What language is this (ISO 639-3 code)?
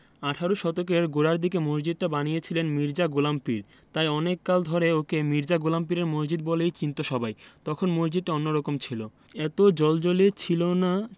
ben